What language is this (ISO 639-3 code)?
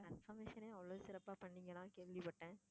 tam